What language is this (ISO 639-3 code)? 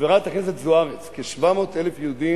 heb